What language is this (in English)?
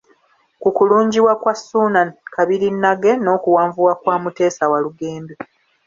Ganda